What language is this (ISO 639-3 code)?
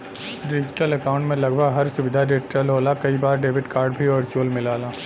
bho